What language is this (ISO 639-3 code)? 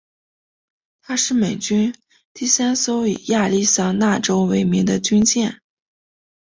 zho